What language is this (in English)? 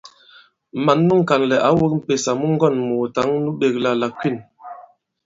Bankon